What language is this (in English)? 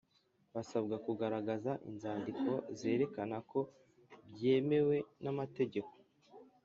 Kinyarwanda